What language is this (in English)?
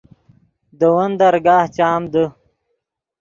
Yidgha